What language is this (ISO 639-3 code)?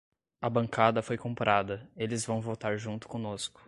por